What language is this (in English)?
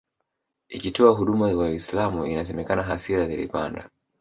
Swahili